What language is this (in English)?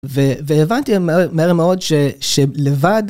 Hebrew